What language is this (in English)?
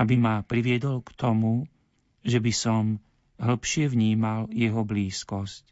Slovak